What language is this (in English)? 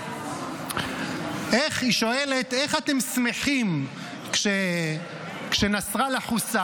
Hebrew